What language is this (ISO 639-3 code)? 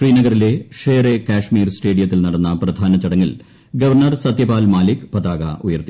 mal